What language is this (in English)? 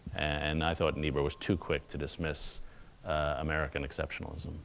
English